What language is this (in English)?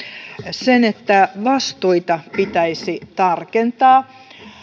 Finnish